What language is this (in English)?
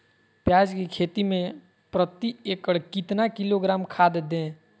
Magahi